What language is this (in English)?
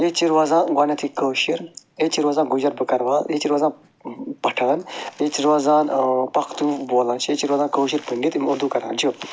Kashmiri